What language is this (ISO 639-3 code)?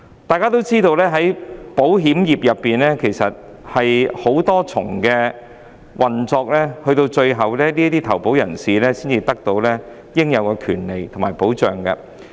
yue